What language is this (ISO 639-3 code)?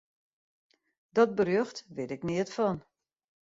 fry